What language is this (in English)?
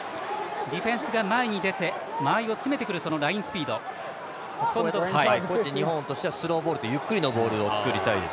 Japanese